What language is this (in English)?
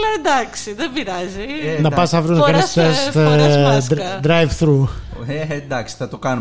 Greek